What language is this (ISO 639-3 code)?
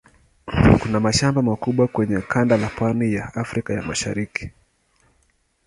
swa